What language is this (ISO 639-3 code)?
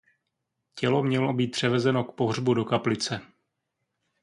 ces